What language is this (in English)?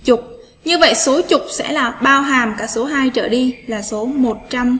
Vietnamese